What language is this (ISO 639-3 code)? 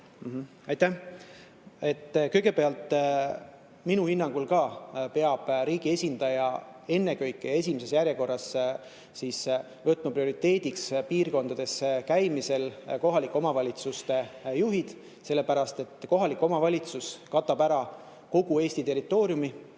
est